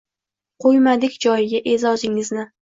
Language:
Uzbek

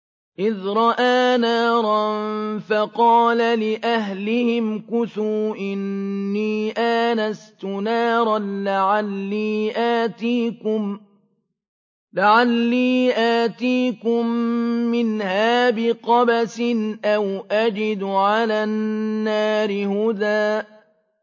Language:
Arabic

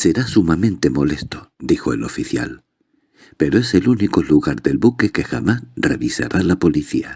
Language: Spanish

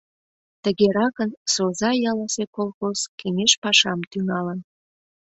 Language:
Mari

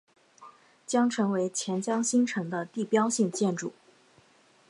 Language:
Chinese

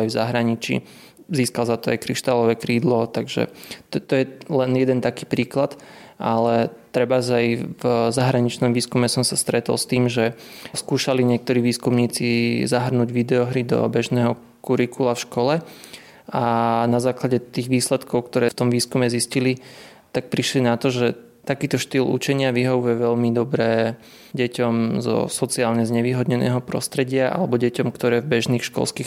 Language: Slovak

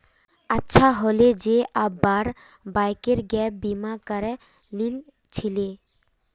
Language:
Magahi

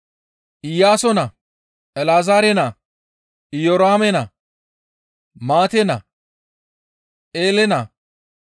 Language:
Gamo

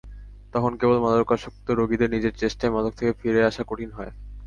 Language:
Bangla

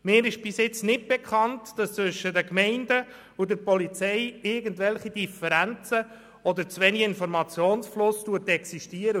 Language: Swiss German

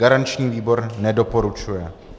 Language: Czech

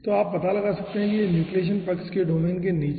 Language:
Hindi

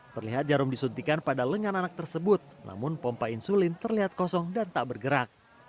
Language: Indonesian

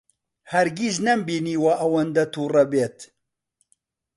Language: Central Kurdish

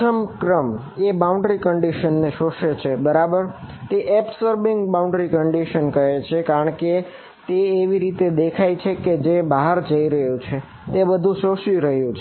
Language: Gujarati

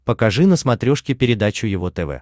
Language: Russian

